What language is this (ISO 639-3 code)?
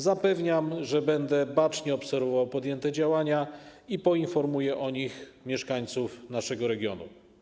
pol